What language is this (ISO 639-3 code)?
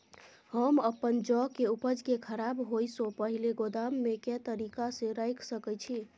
mai